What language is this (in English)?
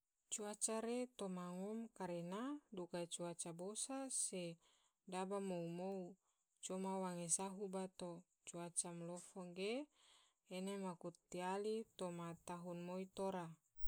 Tidore